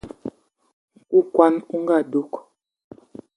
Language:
Eton (Cameroon)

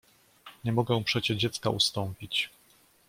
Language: Polish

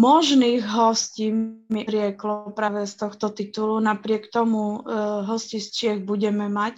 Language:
Slovak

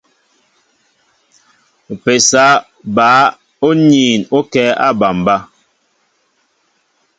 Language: Mbo (Cameroon)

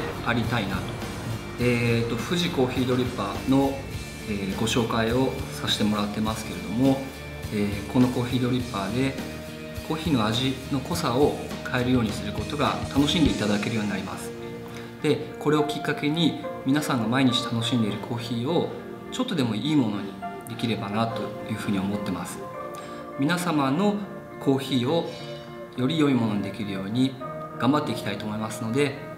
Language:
Japanese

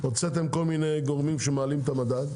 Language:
Hebrew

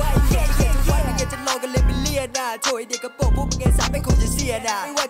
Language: Thai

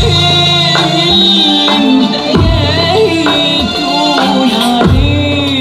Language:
Arabic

